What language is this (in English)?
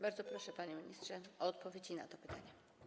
Polish